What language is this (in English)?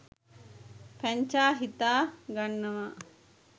Sinhala